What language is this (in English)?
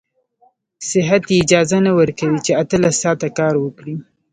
Pashto